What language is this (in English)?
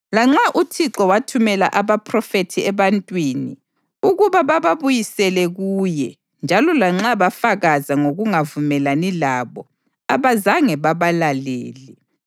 North Ndebele